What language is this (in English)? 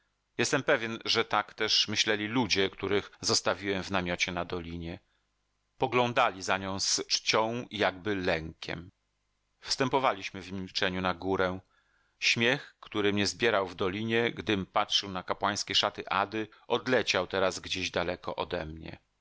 Polish